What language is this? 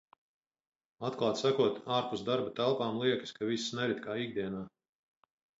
Latvian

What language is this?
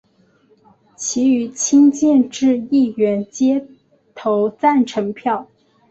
Chinese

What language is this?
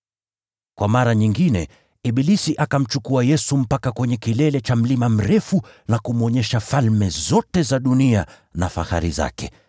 Swahili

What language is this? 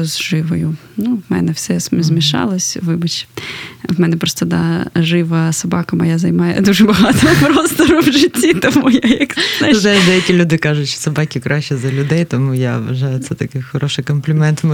Ukrainian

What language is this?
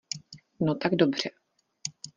Czech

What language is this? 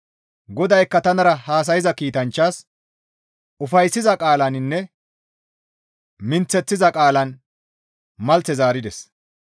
Gamo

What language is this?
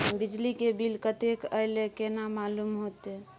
Maithili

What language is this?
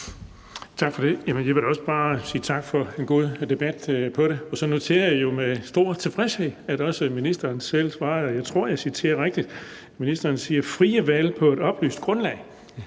Danish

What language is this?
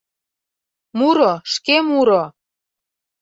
Mari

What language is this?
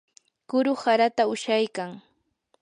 Yanahuanca Pasco Quechua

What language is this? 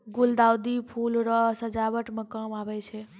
Maithili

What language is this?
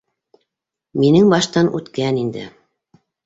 Bashkir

